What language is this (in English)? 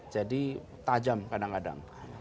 Indonesian